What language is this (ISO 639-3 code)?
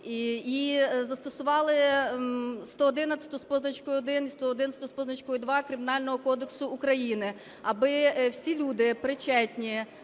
ukr